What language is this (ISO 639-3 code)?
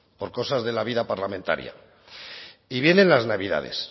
spa